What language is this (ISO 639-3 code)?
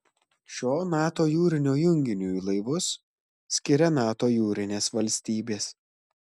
lit